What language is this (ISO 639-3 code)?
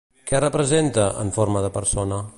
cat